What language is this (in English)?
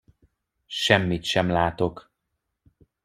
Hungarian